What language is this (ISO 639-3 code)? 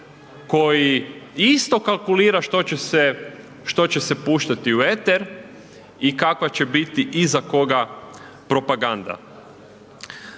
hrv